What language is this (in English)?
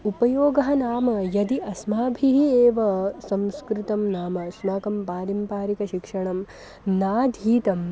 Sanskrit